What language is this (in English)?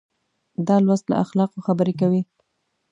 Pashto